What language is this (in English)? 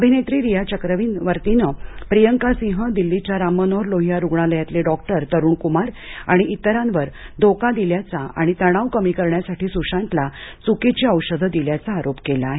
Marathi